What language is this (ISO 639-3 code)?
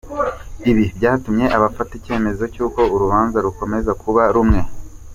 kin